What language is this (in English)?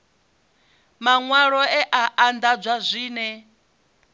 Venda